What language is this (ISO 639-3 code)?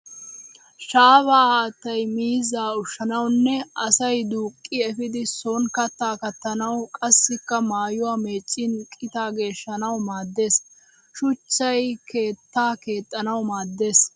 wal